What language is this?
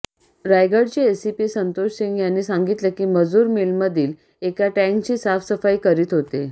Marathi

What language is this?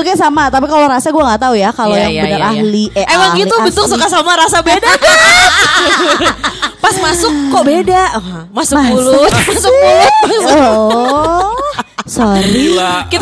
Indonesian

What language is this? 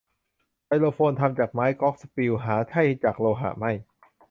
Thai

